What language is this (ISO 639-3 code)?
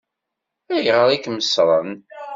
kab